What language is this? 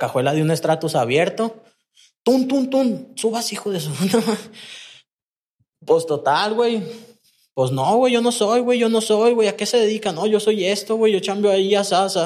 Spanish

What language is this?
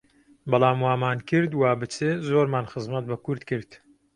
Central Kurdish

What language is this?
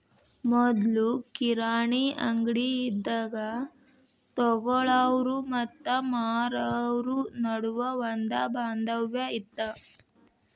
Kannada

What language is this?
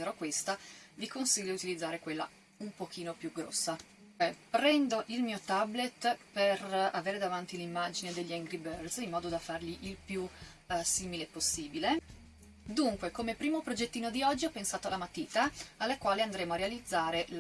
Italian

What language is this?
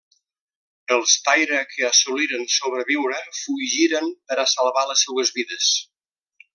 Catalan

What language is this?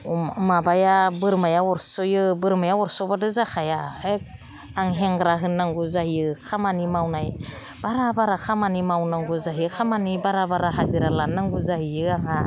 Bodo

